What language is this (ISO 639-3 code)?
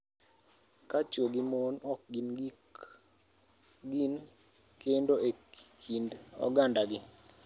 luo